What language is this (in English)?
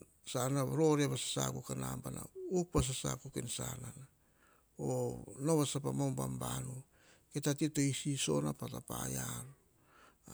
Hahon